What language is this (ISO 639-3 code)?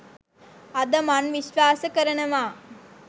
sin